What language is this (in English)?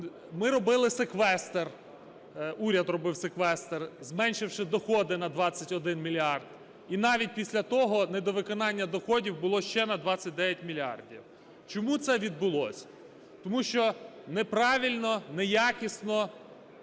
Ukrainian